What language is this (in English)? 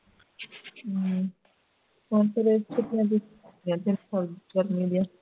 Punjabi